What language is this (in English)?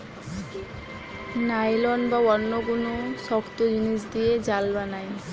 Bangla